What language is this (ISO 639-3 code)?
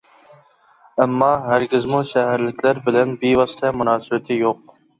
uig